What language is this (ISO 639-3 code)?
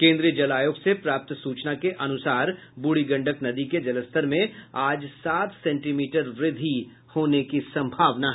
hin